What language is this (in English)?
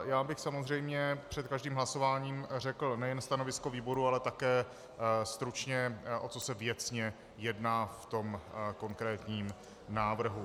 Czech